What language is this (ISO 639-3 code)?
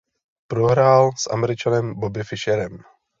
ces